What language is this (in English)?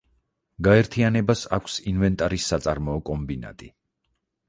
Georgian